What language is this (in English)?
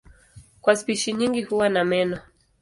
Swahili